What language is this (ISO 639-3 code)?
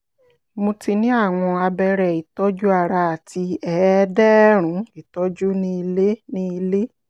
yor